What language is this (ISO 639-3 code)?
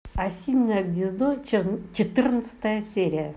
rus